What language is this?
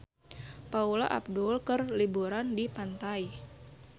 Sundanese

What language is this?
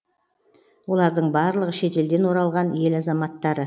Kazakh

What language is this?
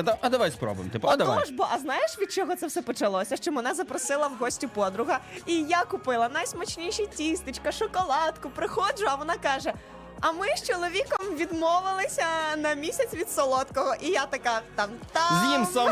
Ukrainian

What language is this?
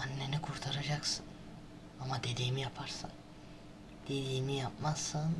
Turkish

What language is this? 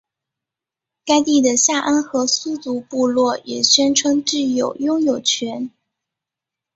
Chinese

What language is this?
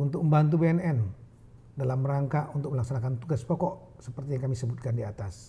Indonesian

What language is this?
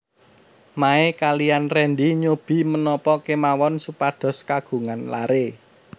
Javanese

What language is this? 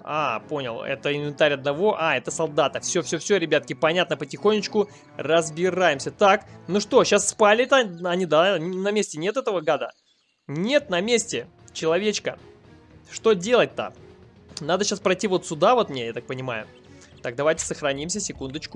Russian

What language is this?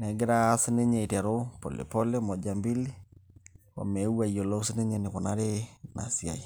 Masai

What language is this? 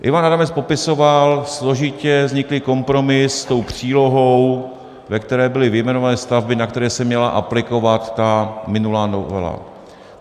Czech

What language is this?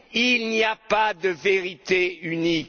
French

